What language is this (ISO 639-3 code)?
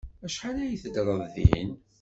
kab